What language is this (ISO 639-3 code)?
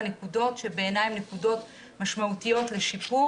heb